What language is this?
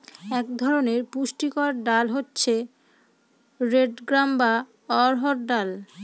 Bangla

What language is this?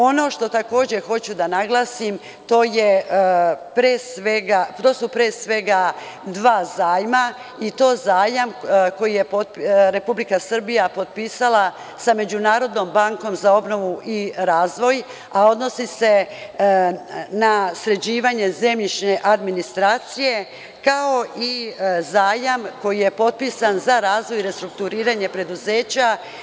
Serbian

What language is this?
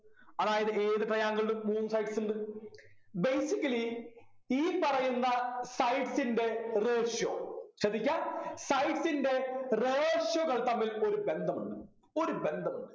Malayalam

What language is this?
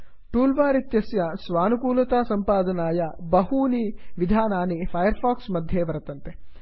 Sanskrit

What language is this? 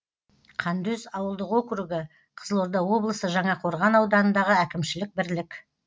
Kazakh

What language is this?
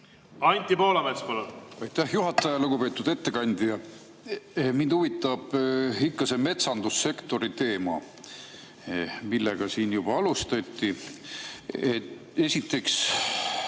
Estonian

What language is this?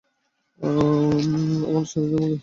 Bangla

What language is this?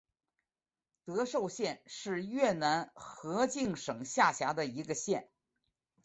Chinese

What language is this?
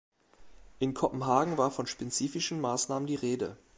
German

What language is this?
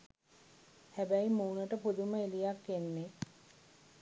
Sinhala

